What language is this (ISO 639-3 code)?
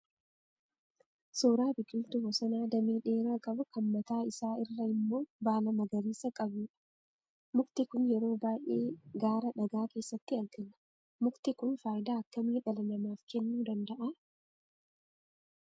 orm